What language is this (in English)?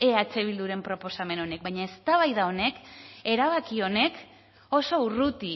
Basque